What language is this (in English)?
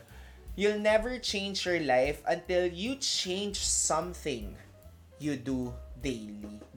Filipino